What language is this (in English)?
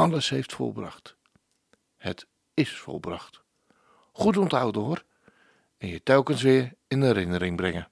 Dutch